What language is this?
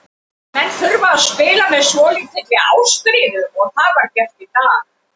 Icelandic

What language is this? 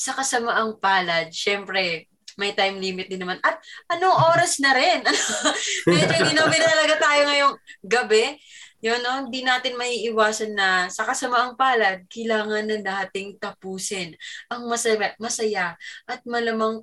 Filipino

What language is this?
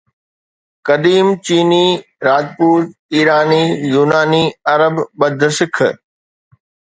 Sindhi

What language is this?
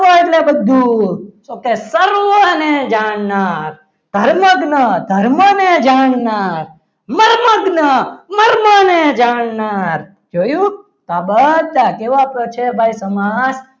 Gujarati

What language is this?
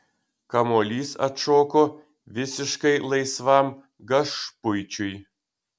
Lithuanian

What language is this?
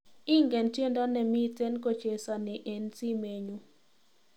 Kalenjin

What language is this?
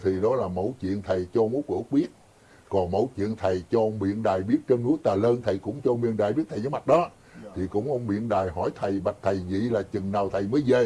Vietnamese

